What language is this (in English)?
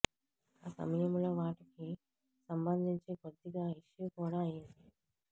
Telugu